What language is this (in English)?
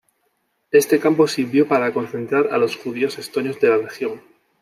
Spanish